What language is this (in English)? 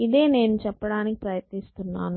Telugu